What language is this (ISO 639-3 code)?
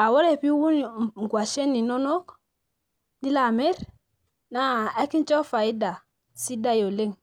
mas